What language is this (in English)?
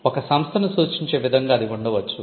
Telugu